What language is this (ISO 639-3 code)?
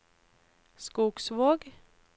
nor